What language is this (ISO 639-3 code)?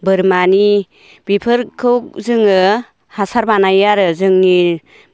brx